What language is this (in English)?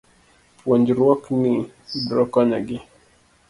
Luo (Kenya and Tanzania)